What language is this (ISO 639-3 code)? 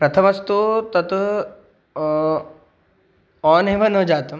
san